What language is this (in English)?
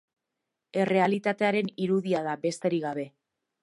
Basque